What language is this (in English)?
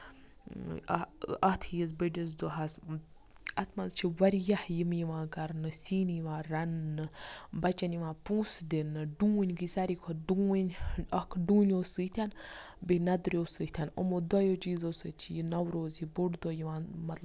Kashmiri